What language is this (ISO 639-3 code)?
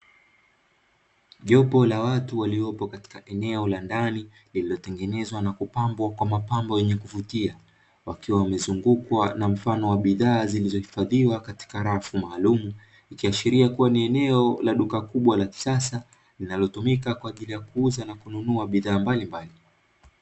swa